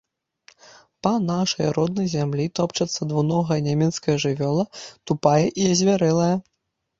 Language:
Belarusian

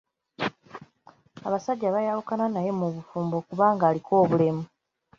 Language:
Ganda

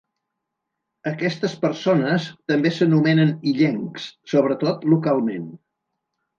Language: Catalan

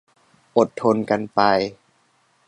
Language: Thai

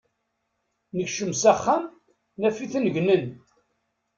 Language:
Kabyle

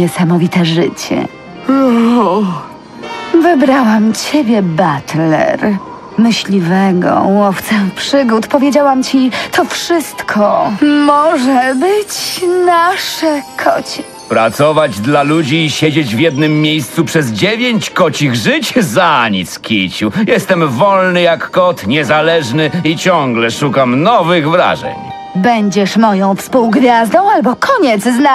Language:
Polish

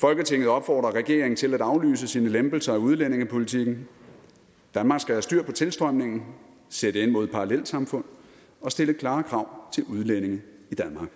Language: Danish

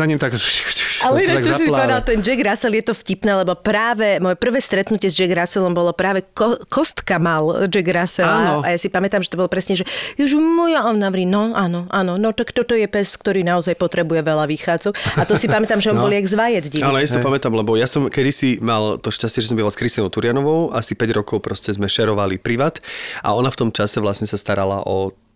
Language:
Slovak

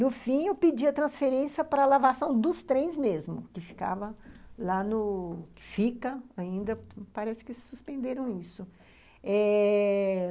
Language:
Portuguese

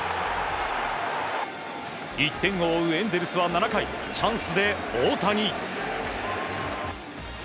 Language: Japanese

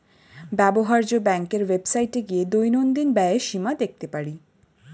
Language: Bangla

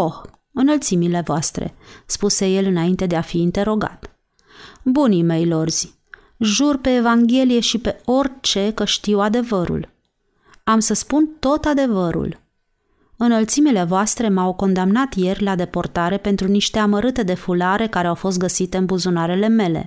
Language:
Romanian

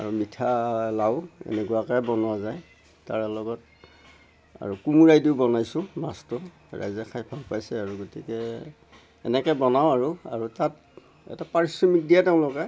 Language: Assamese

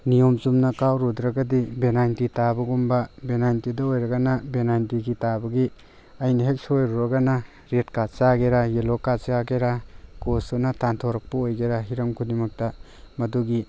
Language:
Manipuri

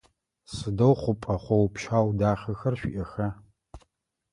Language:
Adyghe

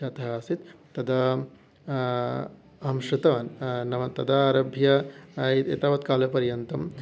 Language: Sanskrit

